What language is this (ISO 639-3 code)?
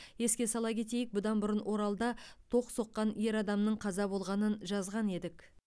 kaz